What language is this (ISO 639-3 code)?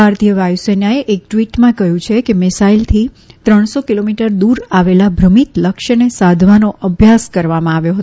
guj